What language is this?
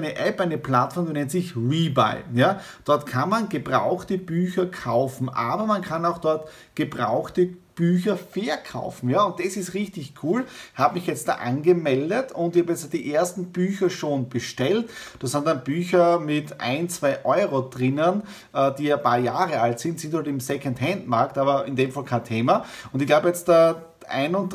German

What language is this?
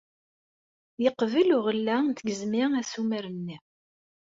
Kabyle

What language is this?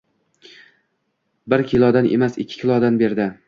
Uzbek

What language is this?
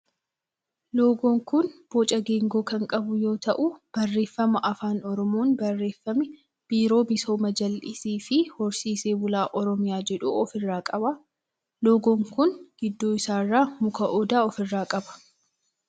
Oromo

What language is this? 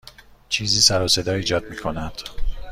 Persian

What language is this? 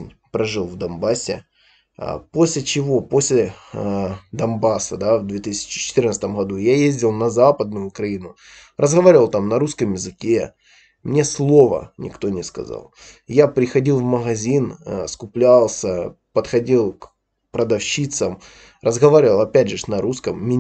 Russian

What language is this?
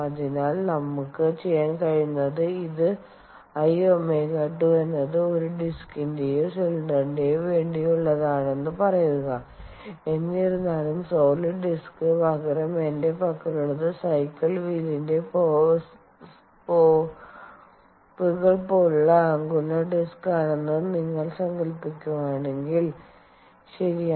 Malayalam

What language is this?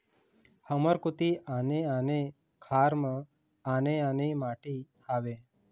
Chhattisgarhi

